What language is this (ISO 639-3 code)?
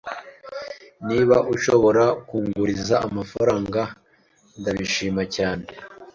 kin